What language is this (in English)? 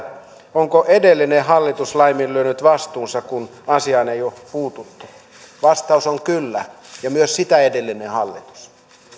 Finnish